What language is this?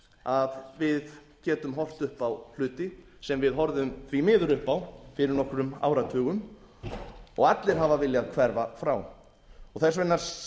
Icelandic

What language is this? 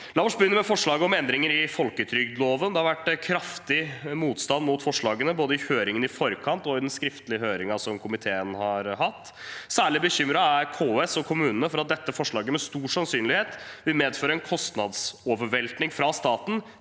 Norwegian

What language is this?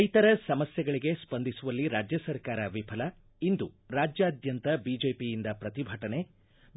Kannada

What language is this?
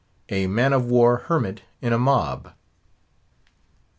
English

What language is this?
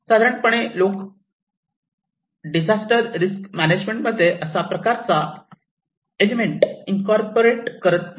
Marathi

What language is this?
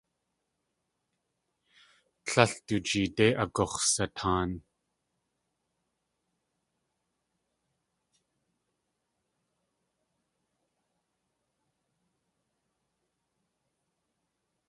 Tlingit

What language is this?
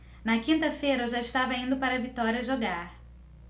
Portuguese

